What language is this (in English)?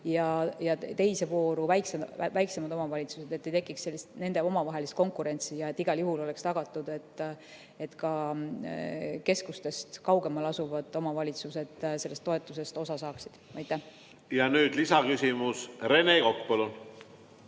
Estonian